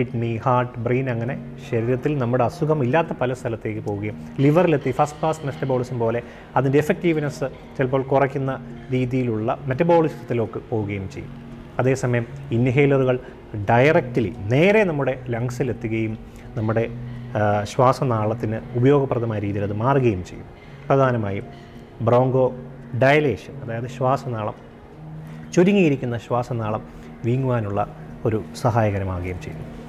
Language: Malayalam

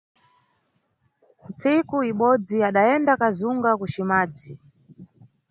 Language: Nyungwe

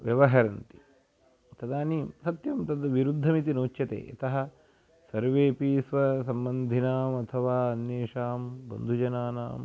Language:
Sanskrit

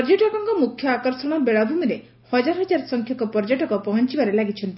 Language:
Odia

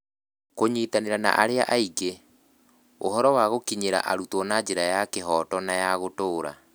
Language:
Kikuyu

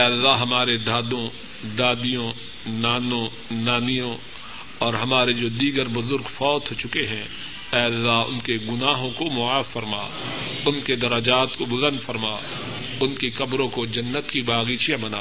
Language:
Urdu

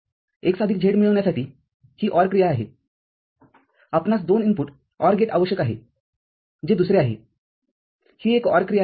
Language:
Marathi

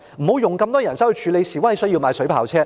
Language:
Cantonese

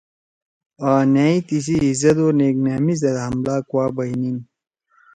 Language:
Torwali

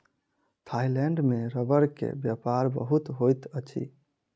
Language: Maithili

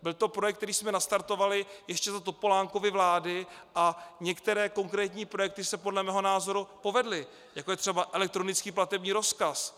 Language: Czech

